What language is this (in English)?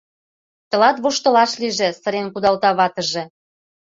Mari